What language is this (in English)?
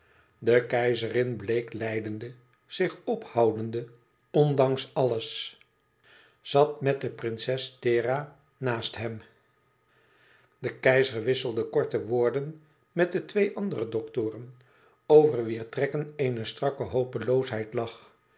Dutch